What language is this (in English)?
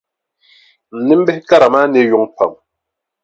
Dagbani